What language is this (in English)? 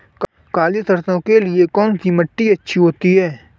Hindi